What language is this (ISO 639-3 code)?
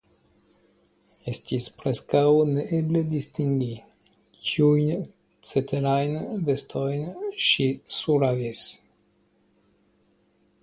epo